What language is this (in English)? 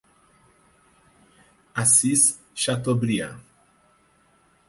Portuguese